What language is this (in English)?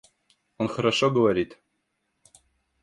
Russian